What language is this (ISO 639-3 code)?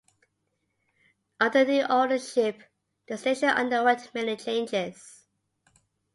eng